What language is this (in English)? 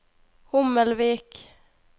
Norwegian